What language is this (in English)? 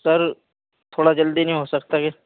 Urdu